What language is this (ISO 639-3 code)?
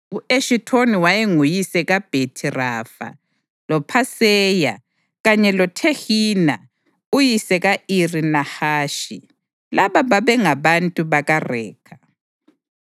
nde